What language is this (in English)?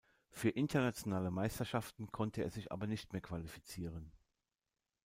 German